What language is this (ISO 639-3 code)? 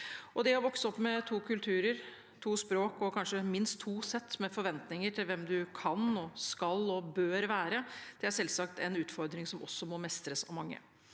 nor